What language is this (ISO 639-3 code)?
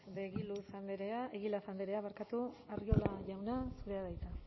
eus